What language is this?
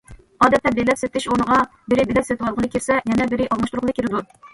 Uyghur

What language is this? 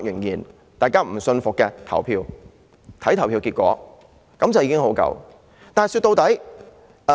Cantonese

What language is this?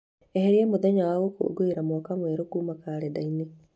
Kikuyu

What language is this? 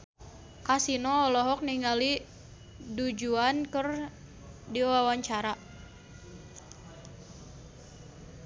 Sundanese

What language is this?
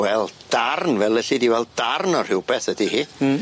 Welsh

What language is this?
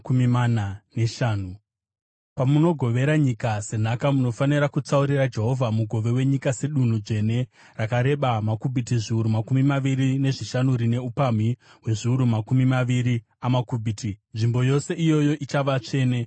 Shona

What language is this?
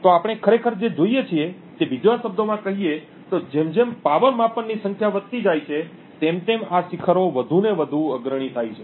Gujarati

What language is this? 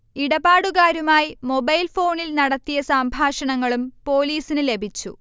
Malayalam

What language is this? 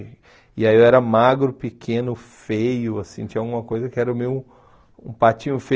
Portuguese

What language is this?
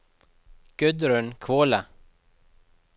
Norwegian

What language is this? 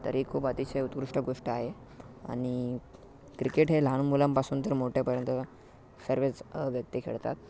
Marathi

